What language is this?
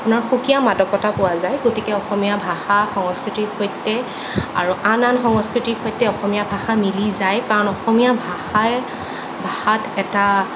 Assamese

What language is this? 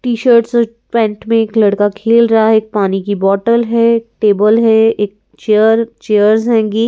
Hindi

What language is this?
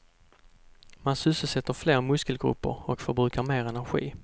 Swedish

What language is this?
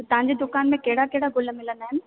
Sindhi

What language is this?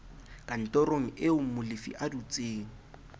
Southern Sotho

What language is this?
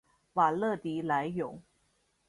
Chinese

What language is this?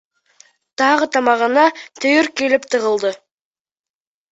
Bashkir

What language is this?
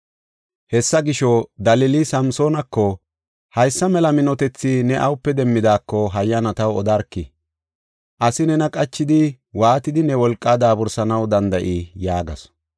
Gofa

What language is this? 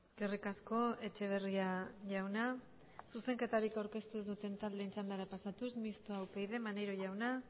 Basque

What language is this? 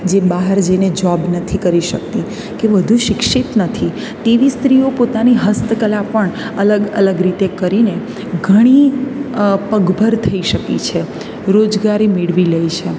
Gujarati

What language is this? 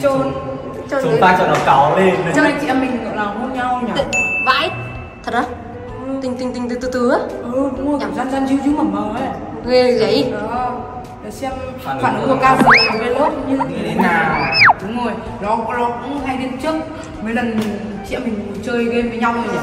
Vietnamese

